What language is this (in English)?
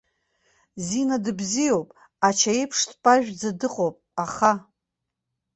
Abkhazian